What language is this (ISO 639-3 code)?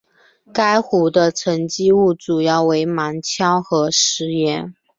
zho